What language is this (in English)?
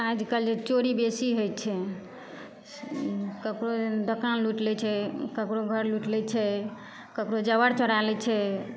Maithili